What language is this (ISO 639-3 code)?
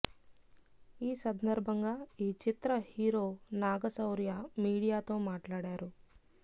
tel